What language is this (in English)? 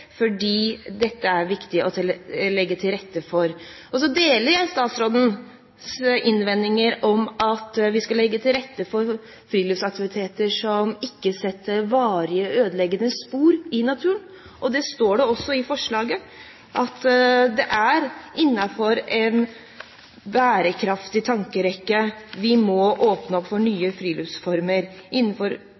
Norwegian Bokmål